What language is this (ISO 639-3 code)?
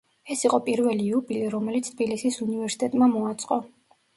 kat